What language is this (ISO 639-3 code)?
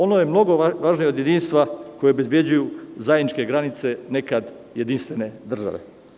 srp